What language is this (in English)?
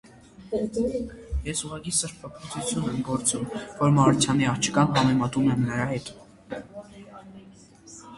Armenian